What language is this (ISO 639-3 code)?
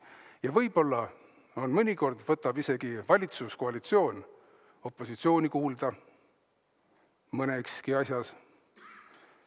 est